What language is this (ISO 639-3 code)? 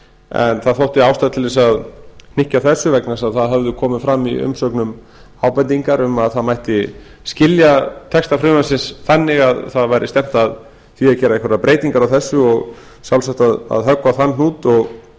isl